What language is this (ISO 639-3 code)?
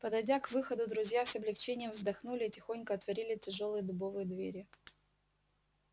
rus